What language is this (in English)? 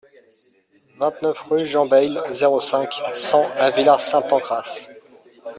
French